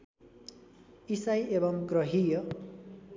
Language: Nepali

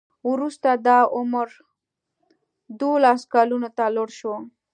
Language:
Pashto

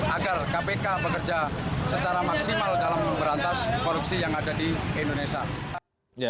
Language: Indonesian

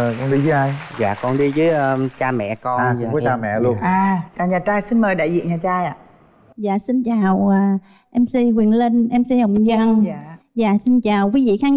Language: Vietnamese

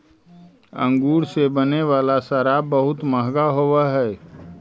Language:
Magahi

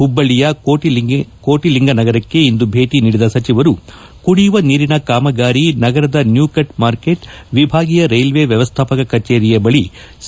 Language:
Kannada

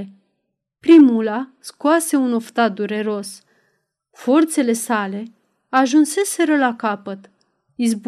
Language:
Romanian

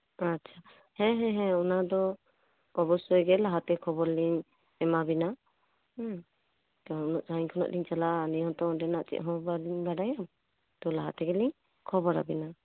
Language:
Santali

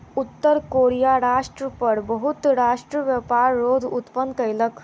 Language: Maithili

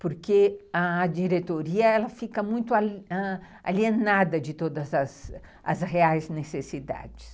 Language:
Portuguese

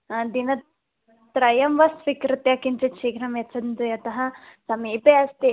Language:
Sanskrit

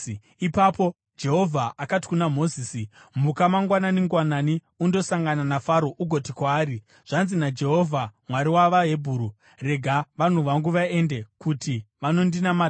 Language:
Shona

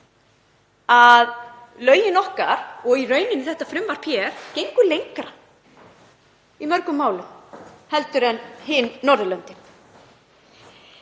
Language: Icelandic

